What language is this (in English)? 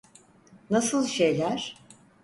Turkish